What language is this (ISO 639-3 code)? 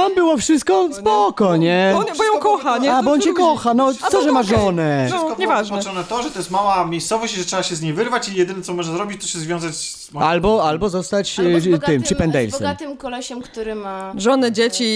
pol